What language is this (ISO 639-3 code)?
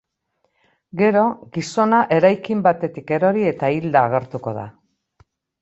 eus